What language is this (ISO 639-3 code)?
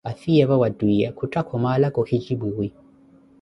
eko